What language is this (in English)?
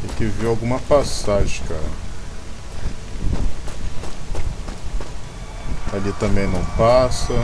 Portuguese